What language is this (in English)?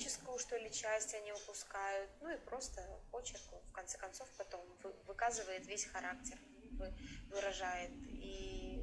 Russian